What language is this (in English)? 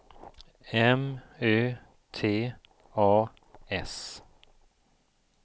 Swedish